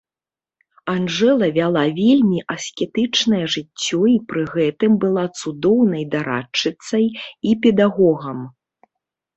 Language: Belarusian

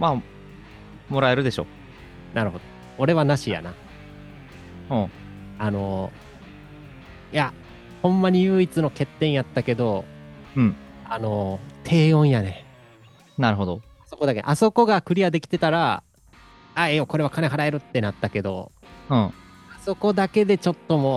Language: Japanese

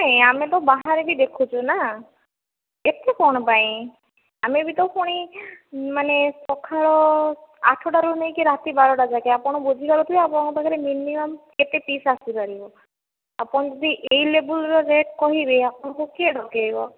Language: Odia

